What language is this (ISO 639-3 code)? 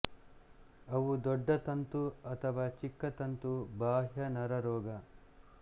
kan